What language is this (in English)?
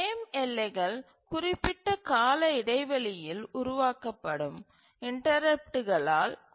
Tamil